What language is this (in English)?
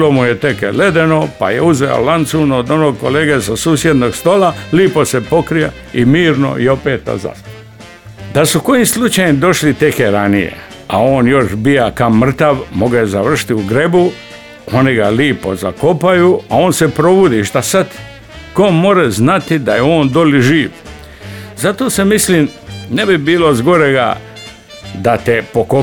Croatian